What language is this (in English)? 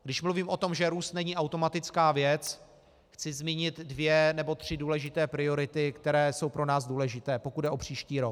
Czech